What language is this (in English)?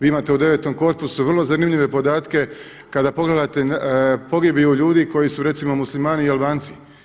Croatian